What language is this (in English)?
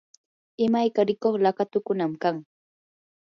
Yanahuanca Pasco Quechua